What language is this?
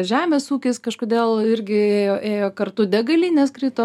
Lithuanian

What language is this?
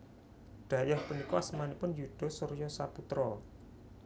Javanese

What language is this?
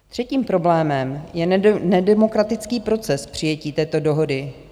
Czech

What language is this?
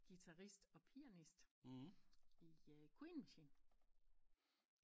Danish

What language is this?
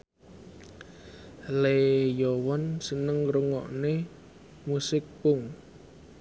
Javanese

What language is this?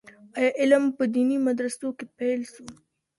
Pashto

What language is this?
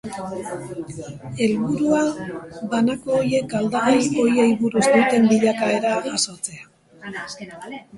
Basque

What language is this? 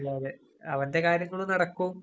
Malayalam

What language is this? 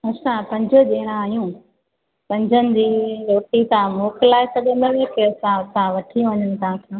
Sindhi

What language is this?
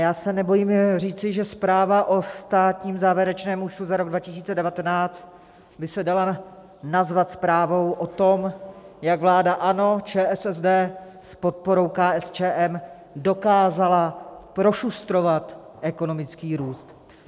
Czech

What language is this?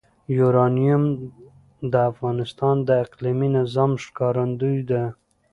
Pashto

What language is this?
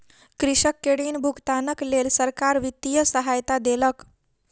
Maithili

